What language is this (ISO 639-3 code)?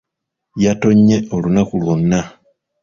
lug